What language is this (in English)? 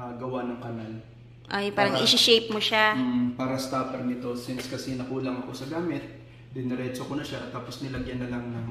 Filipino